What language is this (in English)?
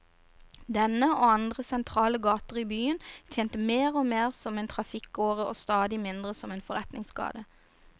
Norwegian